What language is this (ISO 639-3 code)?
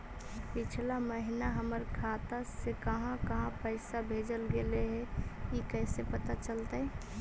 mag